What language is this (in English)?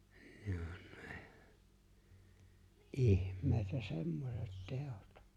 Finnish